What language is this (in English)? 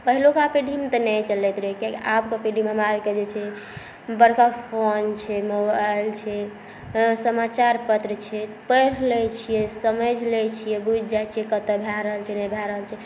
Maithili